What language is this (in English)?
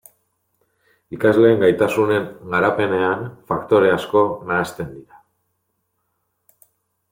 Basque